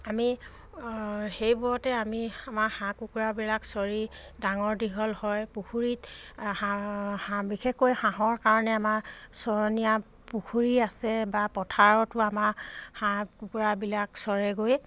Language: Assamese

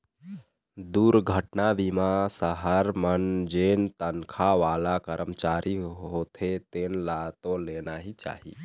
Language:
Chhattisgarhi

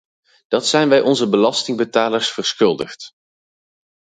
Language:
Dutch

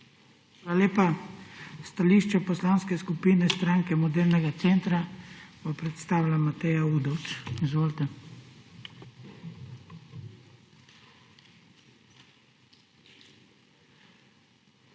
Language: Slovenian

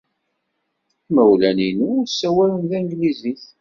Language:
Kabyle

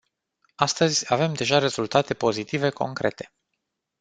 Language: Romanian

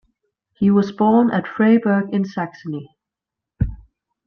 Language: English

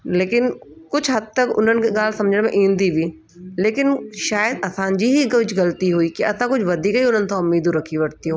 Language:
Sindhi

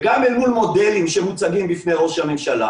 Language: Hebrew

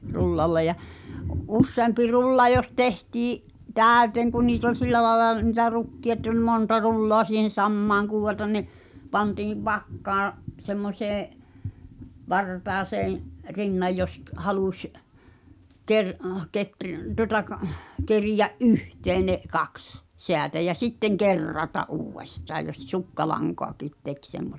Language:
Finnish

